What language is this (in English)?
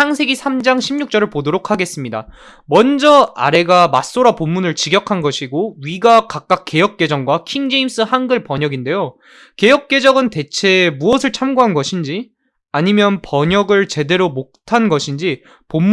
Korean